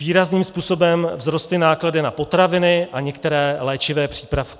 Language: Czech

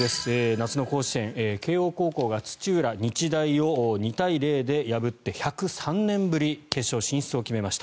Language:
Japanese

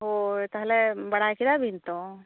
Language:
Santali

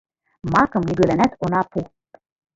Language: Mari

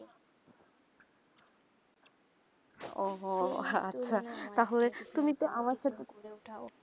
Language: Bangla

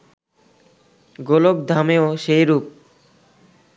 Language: Bangla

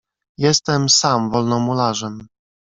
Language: Polish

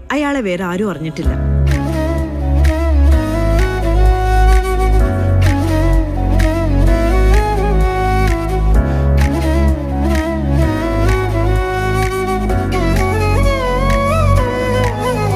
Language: Italian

